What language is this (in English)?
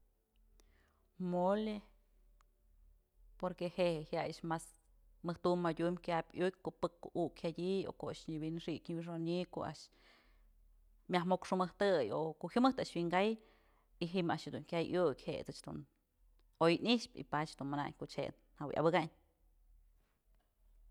Mazatlán Mixe